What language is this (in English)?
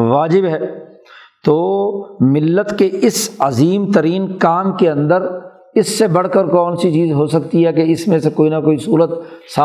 Urdu